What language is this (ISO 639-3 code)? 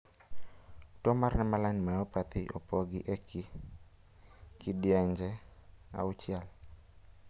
luo